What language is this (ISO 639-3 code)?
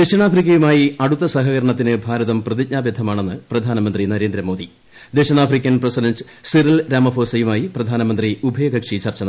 mal